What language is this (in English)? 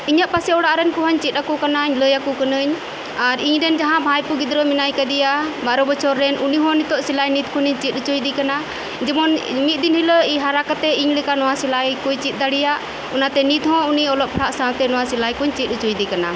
Santali